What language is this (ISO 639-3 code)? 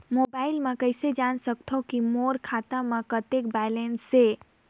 hne